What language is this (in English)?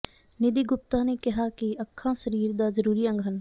Punjabi